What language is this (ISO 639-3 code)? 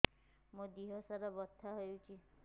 ori